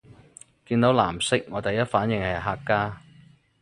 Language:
Cantonese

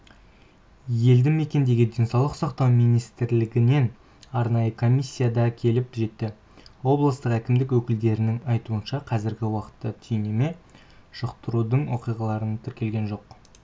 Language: Kazakh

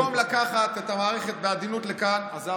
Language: Hebrew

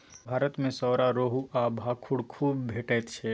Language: Maithili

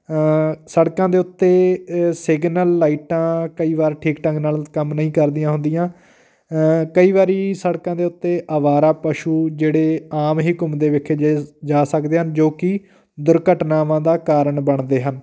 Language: Punjabi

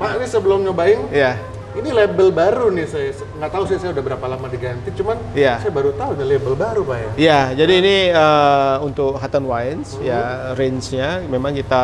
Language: Indonesian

